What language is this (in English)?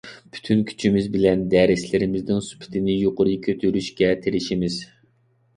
Uyghur